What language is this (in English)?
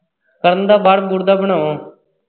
Punjabi